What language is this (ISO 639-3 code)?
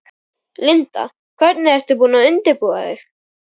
isl